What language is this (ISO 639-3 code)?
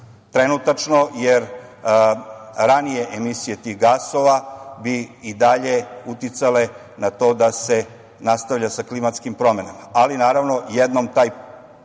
srp